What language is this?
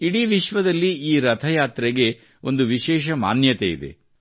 Kannada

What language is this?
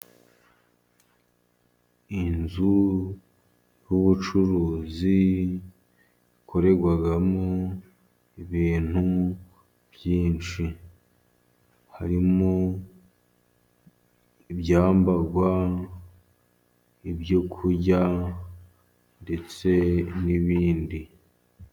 Kinyarwanda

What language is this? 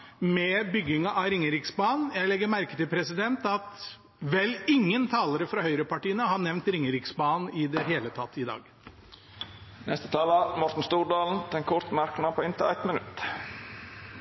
Norwegian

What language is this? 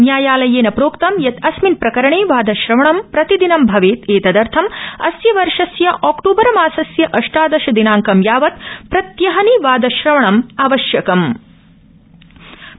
Sanskrit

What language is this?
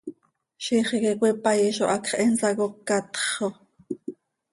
Seri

